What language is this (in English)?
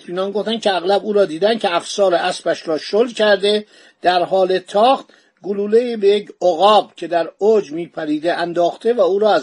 Persian